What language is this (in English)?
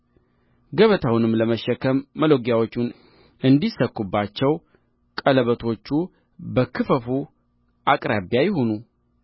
Amharic